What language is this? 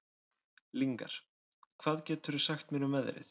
Icelandic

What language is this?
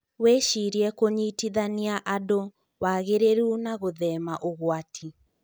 Kikuyu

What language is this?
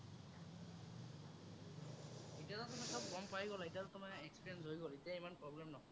Assamese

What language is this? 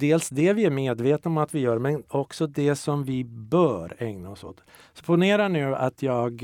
Swedish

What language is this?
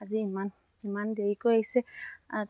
Assamese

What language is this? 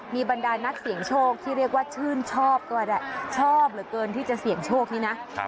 Thai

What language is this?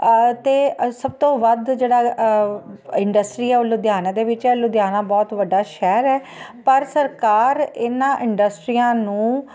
Punjabi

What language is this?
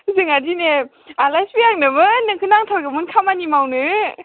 Bodo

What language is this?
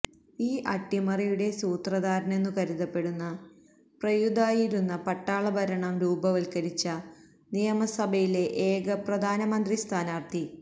Malayalam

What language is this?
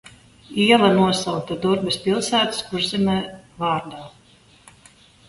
Latvian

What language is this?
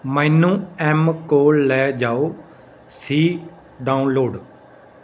Punjabi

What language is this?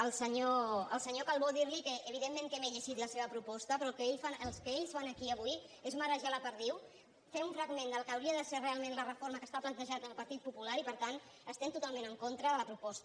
Catalan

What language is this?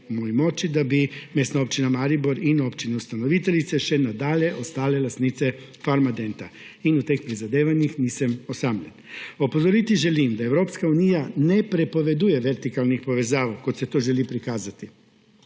Slovenian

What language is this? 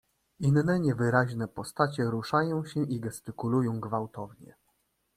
Polish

